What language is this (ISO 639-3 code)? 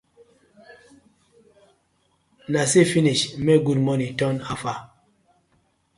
pcm